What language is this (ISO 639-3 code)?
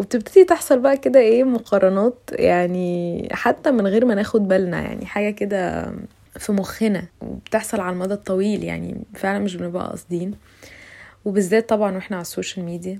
ara